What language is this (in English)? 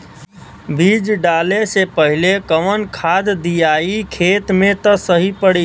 Bhojpuri